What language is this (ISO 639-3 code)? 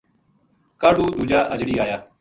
gju